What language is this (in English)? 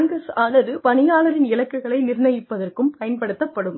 Tamil